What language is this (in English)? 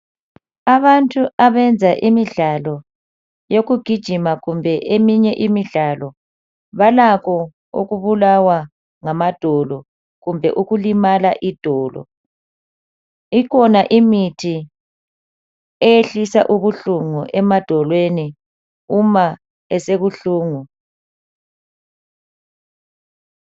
North Ndebele